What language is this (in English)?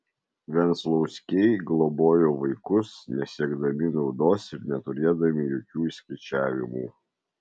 Lithuanian